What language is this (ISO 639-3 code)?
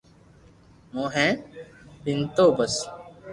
lrk